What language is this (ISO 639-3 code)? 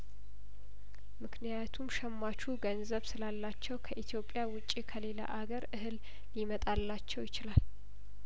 amh